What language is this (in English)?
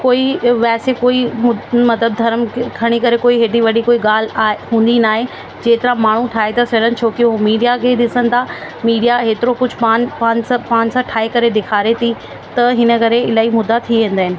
Sindhi